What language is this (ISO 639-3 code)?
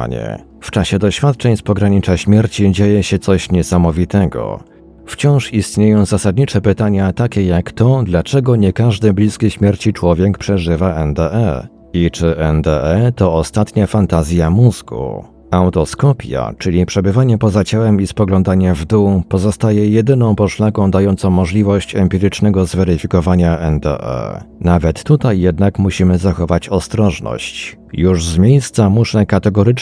pol